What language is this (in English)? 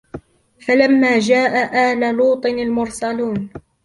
Arabic